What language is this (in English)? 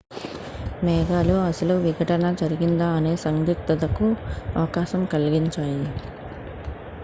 Telugu